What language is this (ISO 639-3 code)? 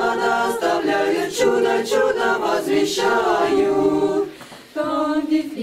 rus